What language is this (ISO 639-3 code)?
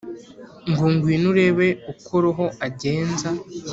kin